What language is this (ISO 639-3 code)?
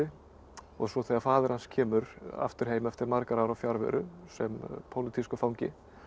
isl